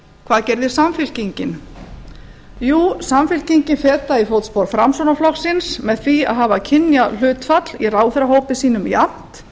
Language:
Icelandic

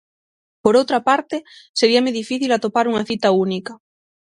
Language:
Galician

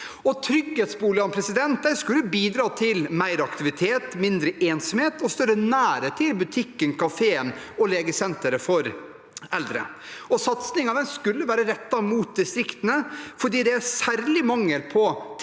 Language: Norwegian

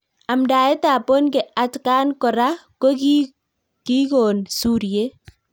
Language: Kalenjin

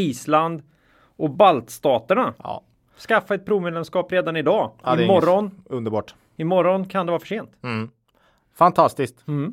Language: Swedish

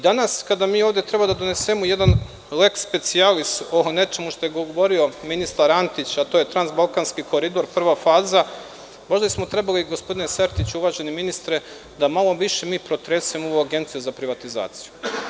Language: Serbian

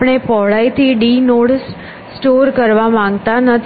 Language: Gujarati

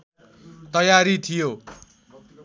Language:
Nepali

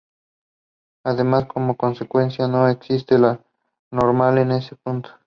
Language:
Spanish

